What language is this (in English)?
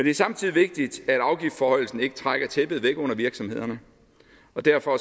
Danish